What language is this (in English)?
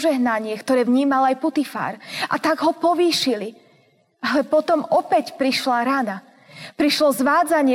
Slovak